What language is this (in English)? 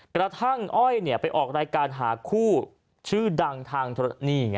Thai